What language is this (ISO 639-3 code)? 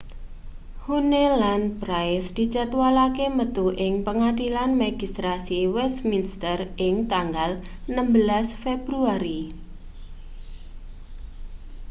jav